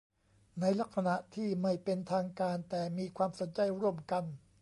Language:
Thai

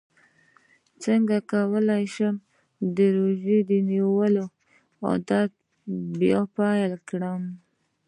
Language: Pashto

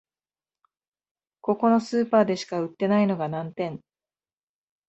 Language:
Japanese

